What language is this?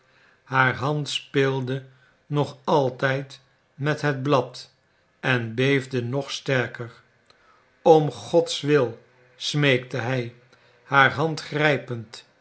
Dutch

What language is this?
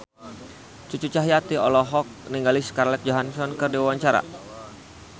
Sundanese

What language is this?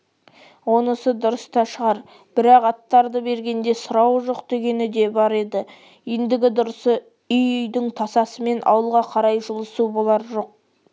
Kazakh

